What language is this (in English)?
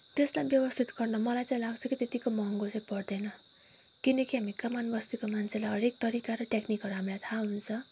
Nepali